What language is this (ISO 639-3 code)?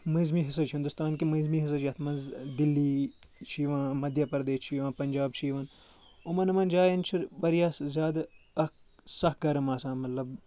kas